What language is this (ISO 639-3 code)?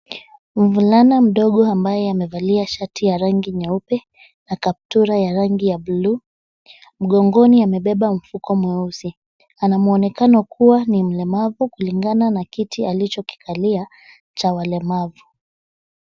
swa